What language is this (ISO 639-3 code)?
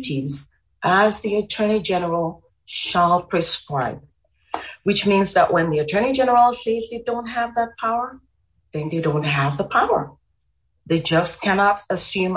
eng